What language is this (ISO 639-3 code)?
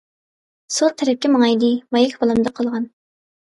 uig